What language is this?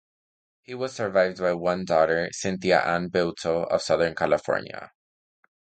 English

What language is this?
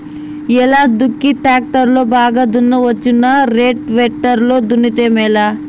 Telugu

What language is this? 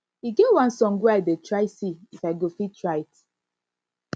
Nigerian Pidgin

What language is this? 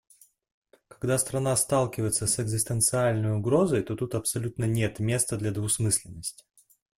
Russian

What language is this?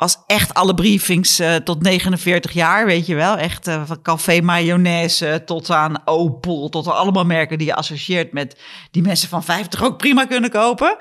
Dutch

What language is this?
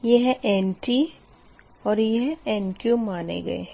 Hindi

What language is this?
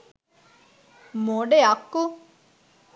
Sinhala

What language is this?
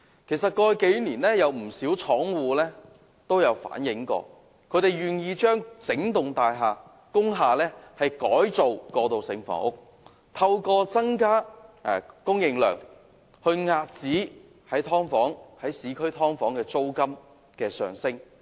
Cantonese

